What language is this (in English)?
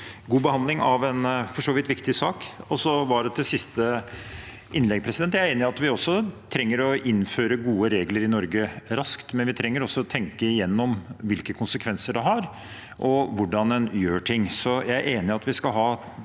Norwegian